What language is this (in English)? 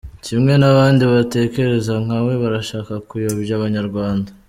Kinyarwanda